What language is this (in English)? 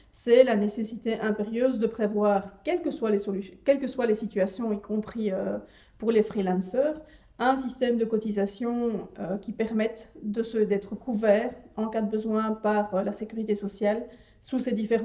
French